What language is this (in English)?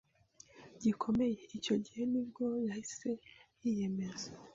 Kinyarwanda